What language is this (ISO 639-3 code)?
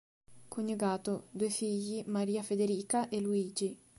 ita